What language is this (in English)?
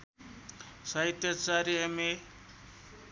Nepali